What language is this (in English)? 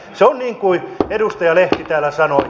Finnish